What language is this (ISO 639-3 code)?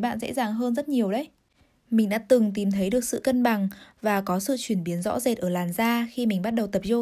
vie